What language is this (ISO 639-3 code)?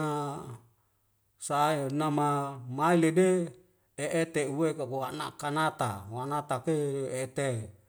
weo